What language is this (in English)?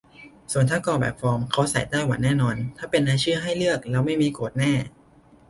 Thai